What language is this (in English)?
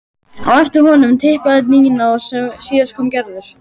Icelandic